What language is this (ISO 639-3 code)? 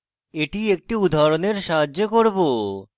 ben